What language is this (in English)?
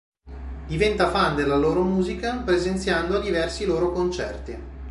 Italian